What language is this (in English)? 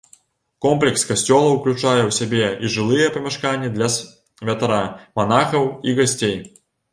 Belarusian